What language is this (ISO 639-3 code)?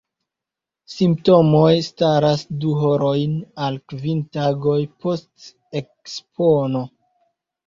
epo